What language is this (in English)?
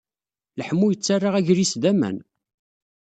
Kabyle